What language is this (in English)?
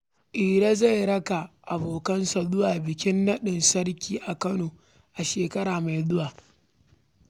Hausa